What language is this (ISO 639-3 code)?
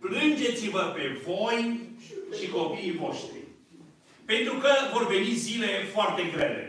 ron